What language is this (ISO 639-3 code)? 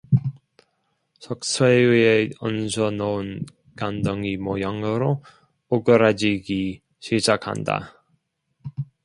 kor